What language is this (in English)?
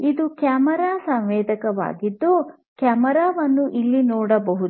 Kannada